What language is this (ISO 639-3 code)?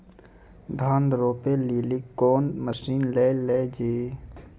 mai